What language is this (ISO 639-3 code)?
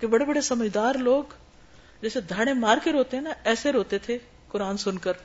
urd